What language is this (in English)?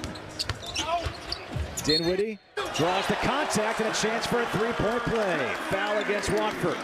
English